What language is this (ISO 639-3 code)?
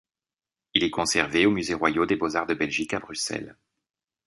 fra